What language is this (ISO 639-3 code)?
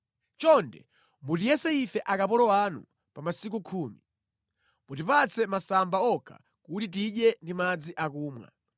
nya